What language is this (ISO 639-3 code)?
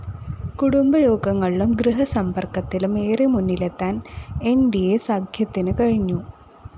mal